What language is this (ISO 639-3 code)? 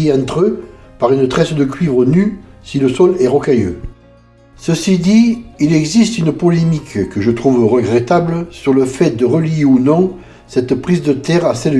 fra